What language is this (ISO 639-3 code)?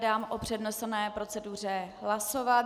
ces